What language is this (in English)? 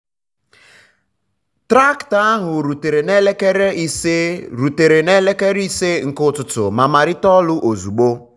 Igbo